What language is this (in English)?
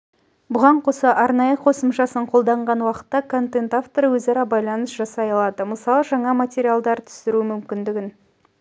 Kazakh